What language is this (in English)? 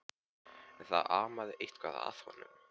Icelandic